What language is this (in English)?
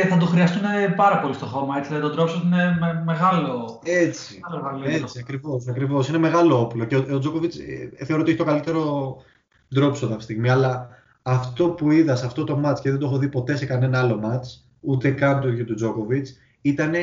Greek